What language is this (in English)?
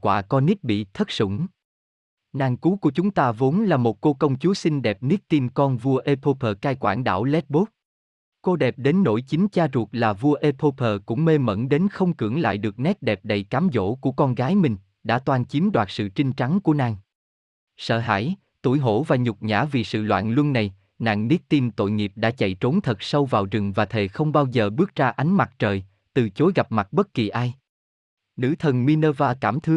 Vietnamese